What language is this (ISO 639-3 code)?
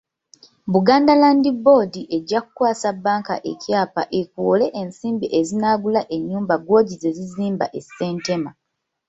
lug